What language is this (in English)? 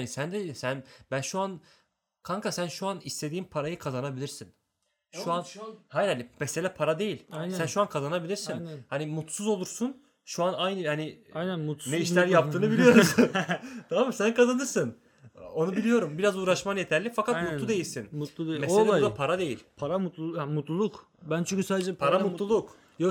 Turkish